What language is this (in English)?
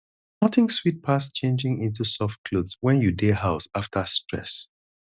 Nigerian Pidgin